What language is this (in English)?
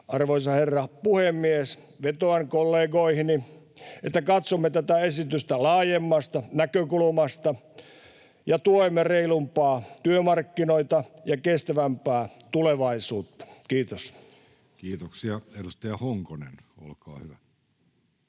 Finnish